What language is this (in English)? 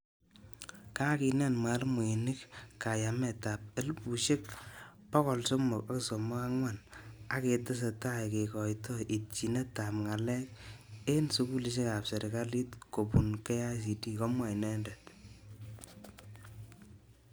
Kalenjin